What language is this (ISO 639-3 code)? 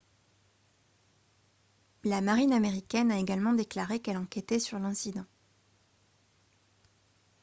fra